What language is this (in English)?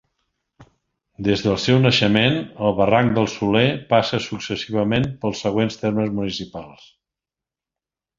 Catalan